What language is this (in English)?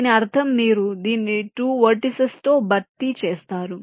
Telugu